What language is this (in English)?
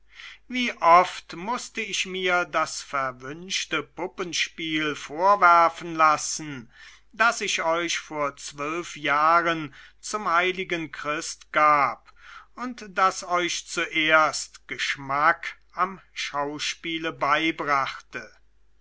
German